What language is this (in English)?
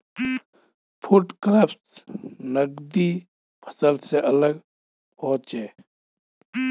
Magahi